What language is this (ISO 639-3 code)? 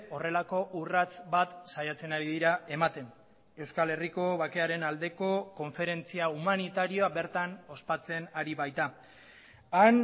eus